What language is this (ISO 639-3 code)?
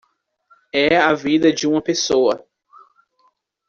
por